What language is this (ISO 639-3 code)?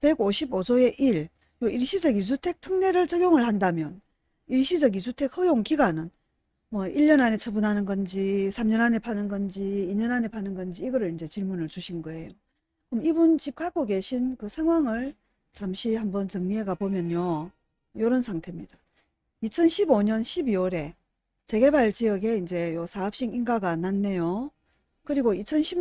kor